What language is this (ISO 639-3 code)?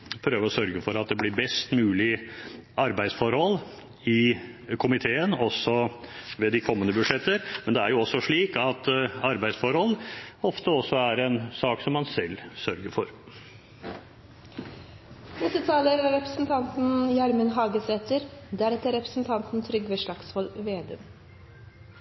nor